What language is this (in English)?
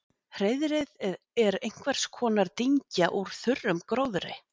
Icelandic